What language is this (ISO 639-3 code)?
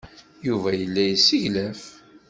kab